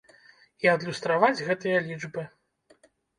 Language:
Belarusian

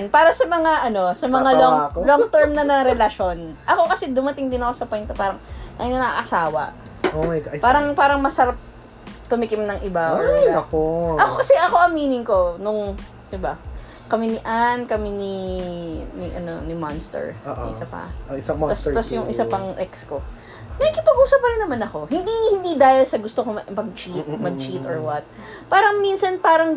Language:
Filipino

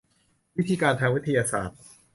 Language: Thai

